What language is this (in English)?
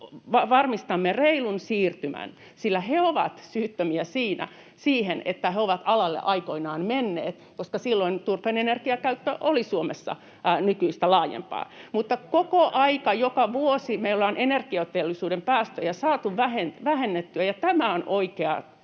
Finnish